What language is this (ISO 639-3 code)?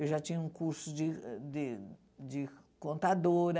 por